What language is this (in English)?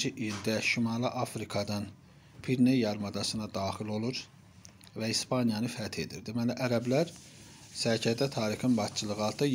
Turkish